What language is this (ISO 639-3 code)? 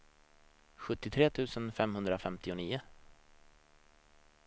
swe